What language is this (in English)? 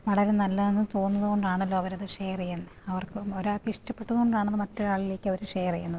Malayalam